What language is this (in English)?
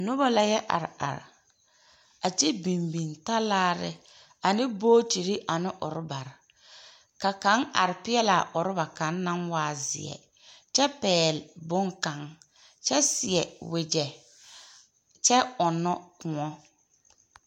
Southern Dagaare